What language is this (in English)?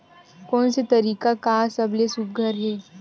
Chhattisgarhi